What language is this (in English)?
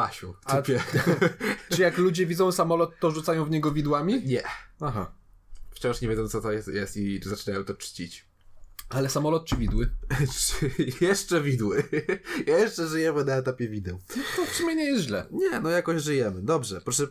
Polish